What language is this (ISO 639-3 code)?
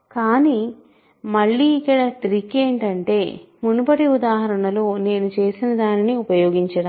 tel